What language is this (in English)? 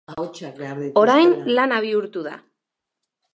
Basque